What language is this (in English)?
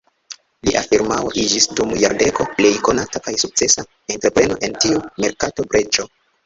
Esperanto